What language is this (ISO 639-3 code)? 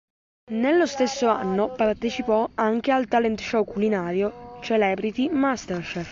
ita